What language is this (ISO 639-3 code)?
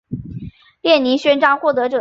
zho